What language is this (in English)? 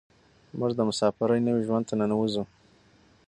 Pashto